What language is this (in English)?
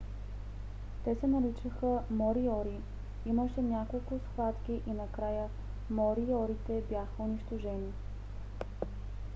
Bulgarian